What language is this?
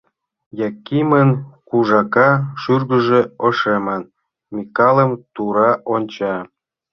Mari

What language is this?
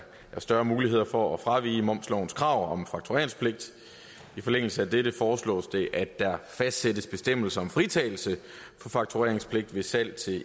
Danish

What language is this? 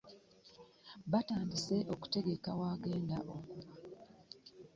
Ganda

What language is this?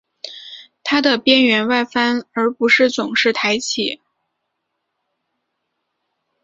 Chinese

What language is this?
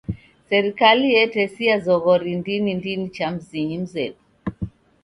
Taita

